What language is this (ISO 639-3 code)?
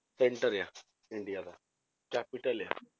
pan